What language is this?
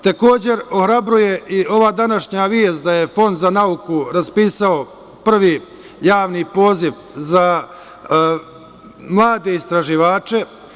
Serbian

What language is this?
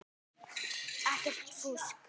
Icelandic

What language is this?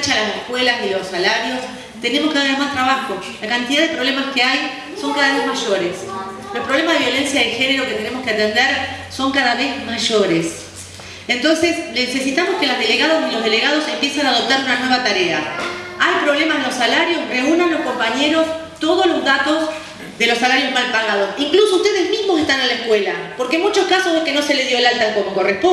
Spanish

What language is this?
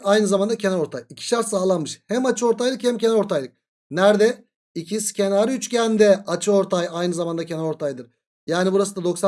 Turkish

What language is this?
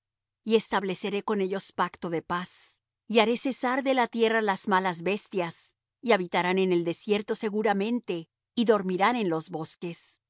Spanish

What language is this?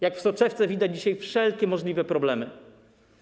Polish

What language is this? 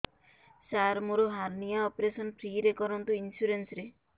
Odia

